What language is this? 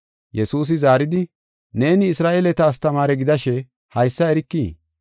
Gofa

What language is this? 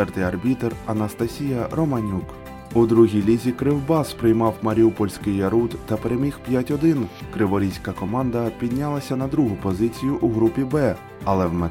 Ukrainian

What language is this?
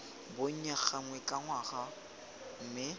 Tswana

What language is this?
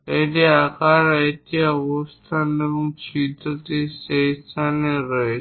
Bangla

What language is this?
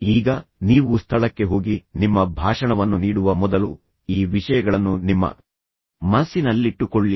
Kannada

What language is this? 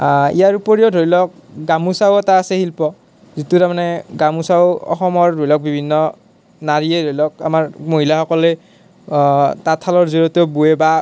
Assamese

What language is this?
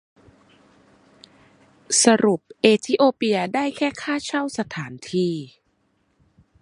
Thai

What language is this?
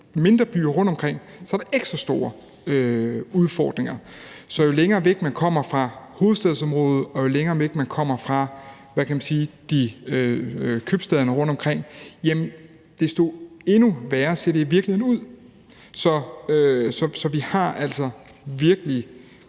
Danish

